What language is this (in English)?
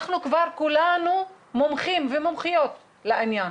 Hebrew